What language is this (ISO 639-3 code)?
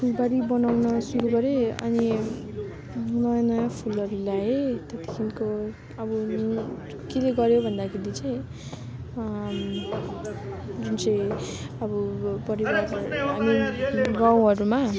nep